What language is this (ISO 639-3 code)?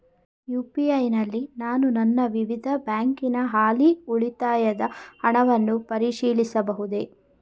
kan